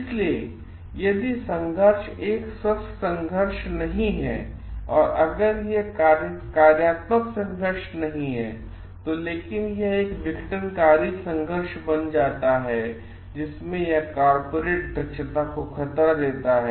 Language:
Hindi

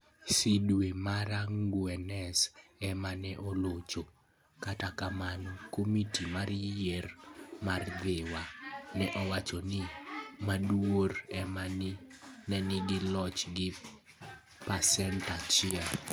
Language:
Luo (Kenya and Tanzania)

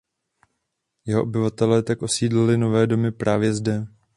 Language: Czech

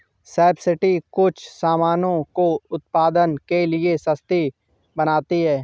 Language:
Hindi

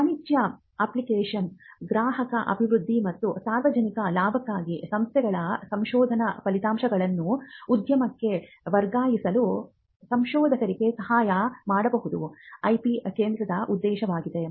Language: Kannada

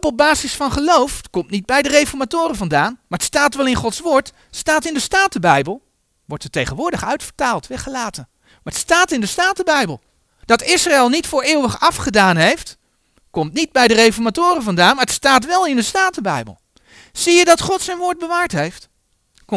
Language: Dutch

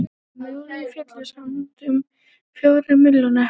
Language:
Icelandic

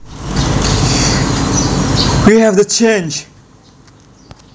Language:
Javanese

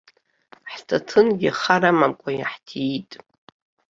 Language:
Abkhazian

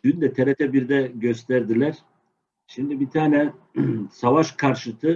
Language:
Turkish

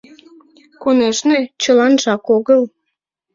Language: Mari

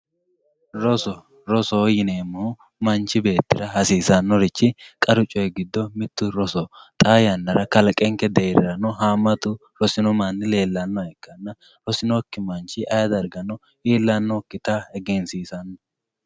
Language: Sidamo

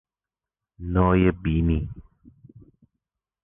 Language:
Persian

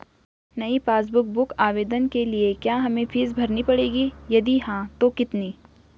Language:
Hindi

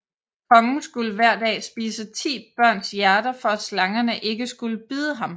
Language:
Danish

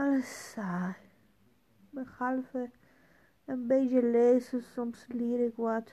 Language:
Dutch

